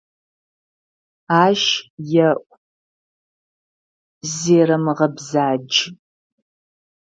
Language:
Adyghe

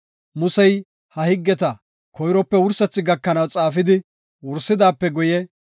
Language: Gofa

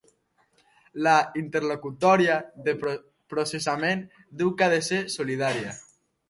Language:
Catalan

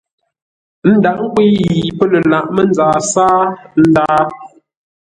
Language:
Ngombale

